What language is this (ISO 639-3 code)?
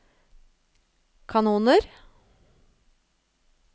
nor